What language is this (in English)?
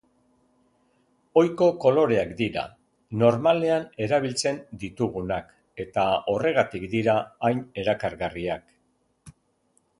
Basque